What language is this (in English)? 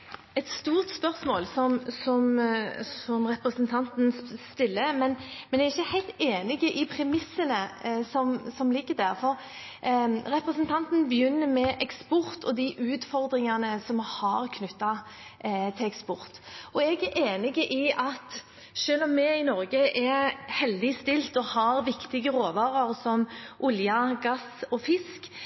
Norwegian Bokmål